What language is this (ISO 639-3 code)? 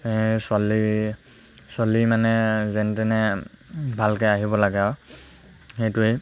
asm